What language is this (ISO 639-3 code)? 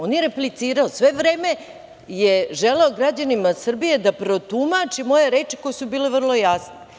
srp